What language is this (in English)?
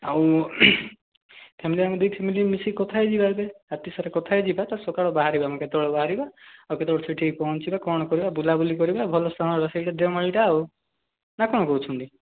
Odia